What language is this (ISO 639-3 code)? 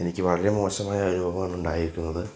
mal